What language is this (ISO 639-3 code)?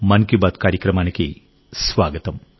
tel